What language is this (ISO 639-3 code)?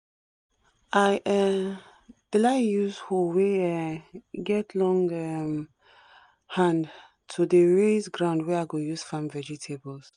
pcm